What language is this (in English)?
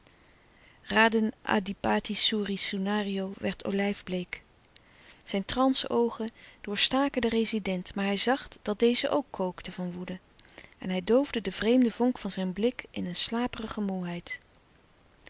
Dutch